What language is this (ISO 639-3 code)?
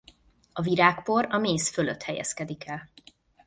hun